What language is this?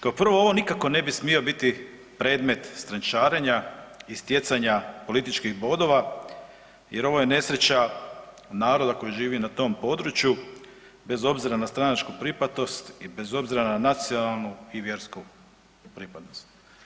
Croatian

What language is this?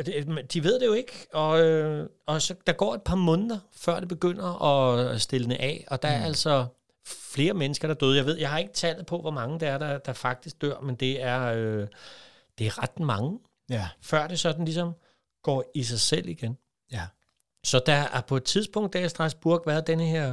Danish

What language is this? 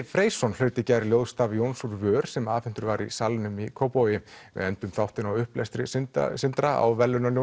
Icelandic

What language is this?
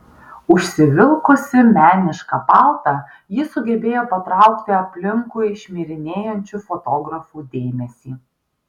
Lithuanian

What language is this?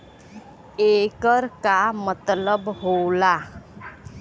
Bhojpuri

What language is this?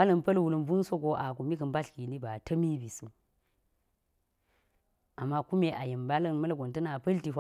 Geji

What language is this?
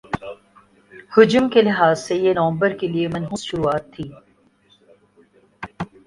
Urdu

